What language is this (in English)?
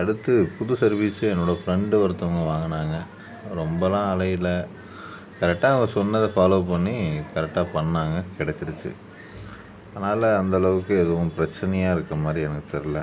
Tamil